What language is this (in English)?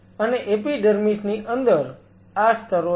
Gujarati